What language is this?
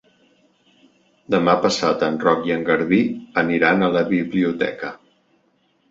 Catalan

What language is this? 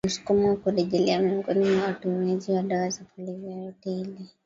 Swahili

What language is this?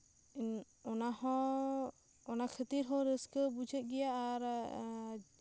Santali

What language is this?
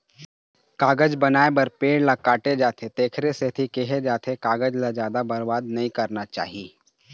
Chhattisgarhi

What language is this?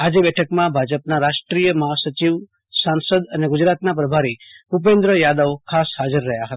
Gujarati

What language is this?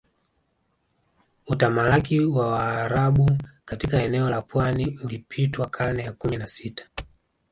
Swahili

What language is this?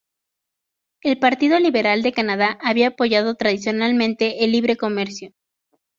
Spanish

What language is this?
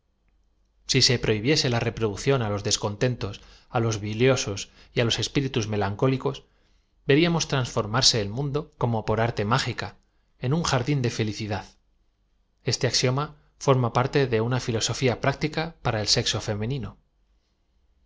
Spanish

